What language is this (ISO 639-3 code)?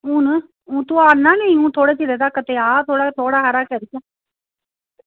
doi